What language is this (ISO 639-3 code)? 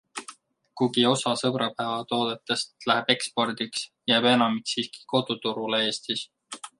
est